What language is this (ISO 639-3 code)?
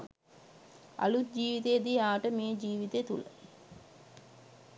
sin